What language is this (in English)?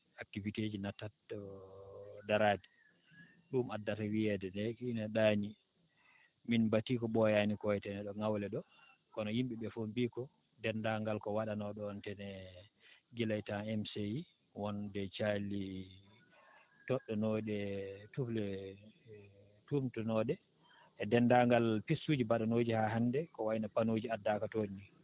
Fula